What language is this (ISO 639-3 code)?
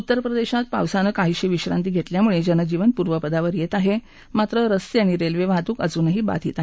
mar